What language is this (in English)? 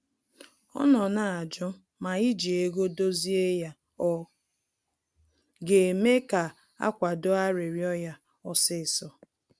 Igbo